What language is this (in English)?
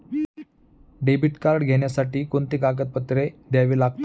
Marathi